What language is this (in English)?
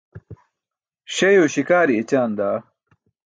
Burushaski